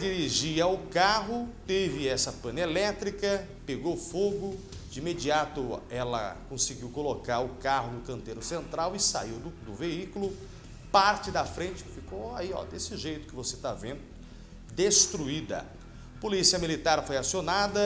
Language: Portuguese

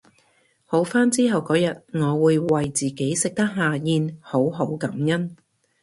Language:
Cantonese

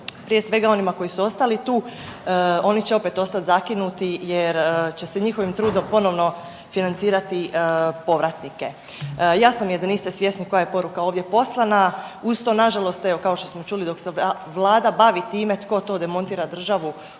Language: Croatian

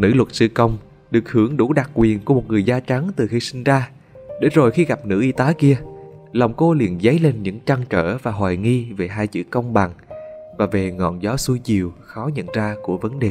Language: Vietnamese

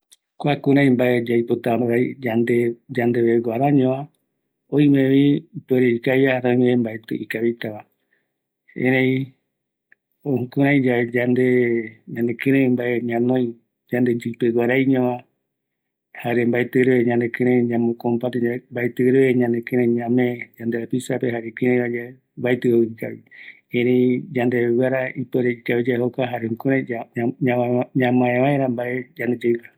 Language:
Eastern Bolivian Guaraní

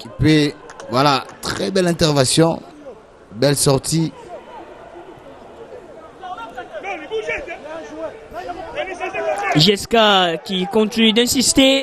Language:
French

